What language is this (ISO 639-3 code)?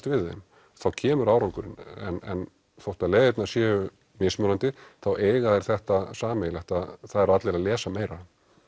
isl